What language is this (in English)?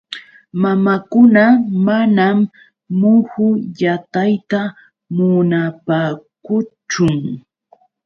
Yauyos Quechua